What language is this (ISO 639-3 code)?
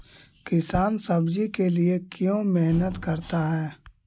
mag